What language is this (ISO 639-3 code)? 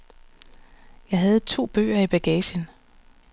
dan